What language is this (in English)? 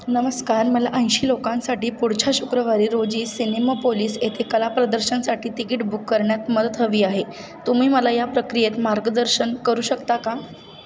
Marathi